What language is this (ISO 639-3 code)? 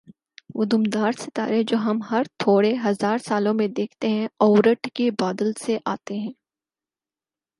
urd